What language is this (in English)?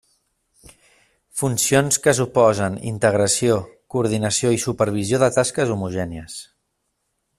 Catalan